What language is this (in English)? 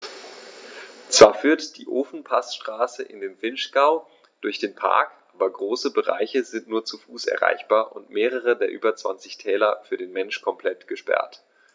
German